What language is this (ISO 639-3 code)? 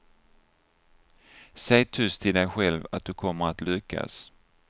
swe